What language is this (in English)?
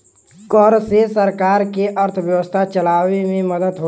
Bhojpuri